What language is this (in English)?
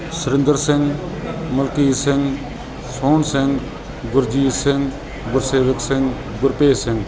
Punjabi